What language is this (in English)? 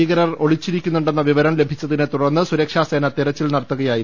Malayalam